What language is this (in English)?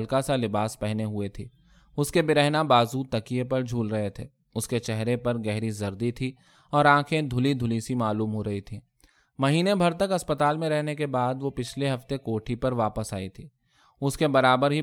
Urdu